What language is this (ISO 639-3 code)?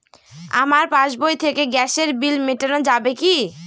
ben